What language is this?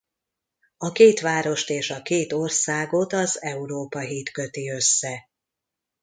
Hungarian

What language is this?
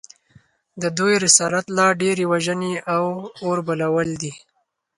Pashto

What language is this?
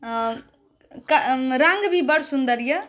Maithili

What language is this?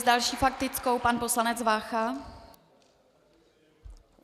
Czech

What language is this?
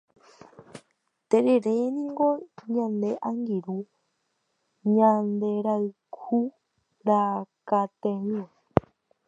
Guarani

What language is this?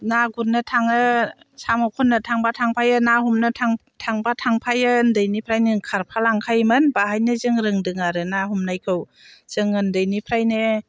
Bodo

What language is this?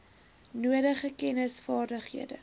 Afrikaans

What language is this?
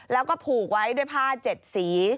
Thai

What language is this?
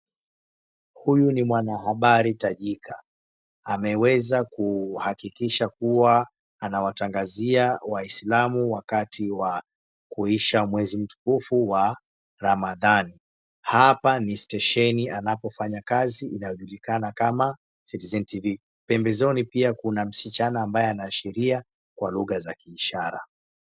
Swahili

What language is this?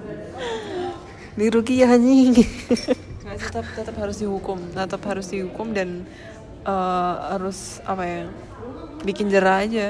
Indonesian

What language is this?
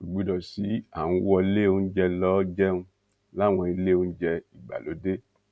Yoruba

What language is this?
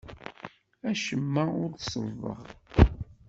Kabyle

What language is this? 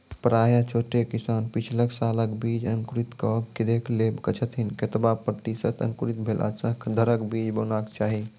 Maithili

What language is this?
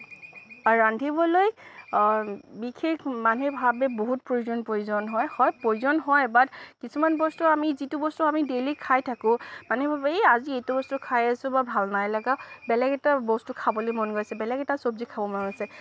Assamese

